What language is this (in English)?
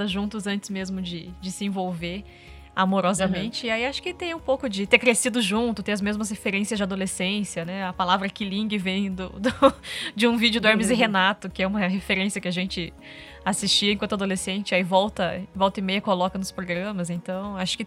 Portuguese